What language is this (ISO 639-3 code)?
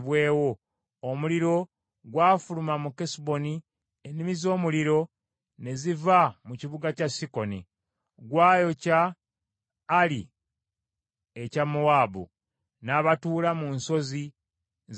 lug